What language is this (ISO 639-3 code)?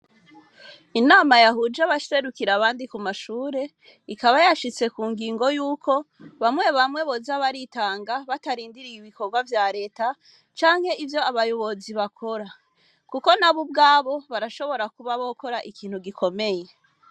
run